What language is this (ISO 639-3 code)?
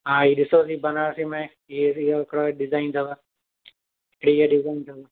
snd